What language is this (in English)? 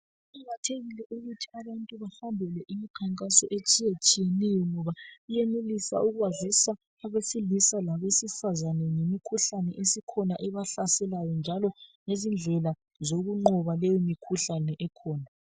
North Ndebele